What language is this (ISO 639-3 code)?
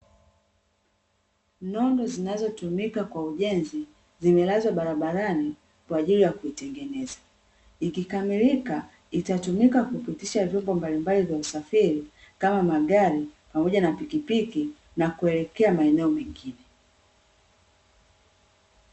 swa